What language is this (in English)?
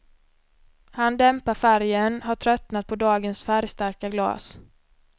Swedish